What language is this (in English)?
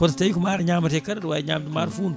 Fula